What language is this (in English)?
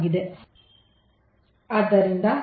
Kannada